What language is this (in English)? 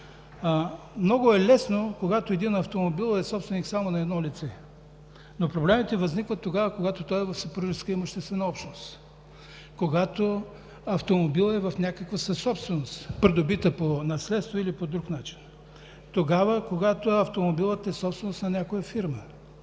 Bulgarian